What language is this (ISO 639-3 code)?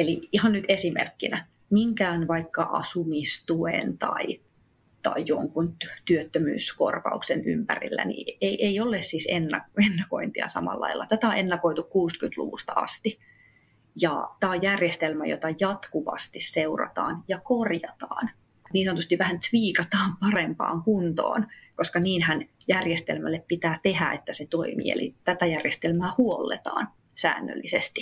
fin